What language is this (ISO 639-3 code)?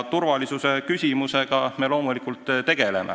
est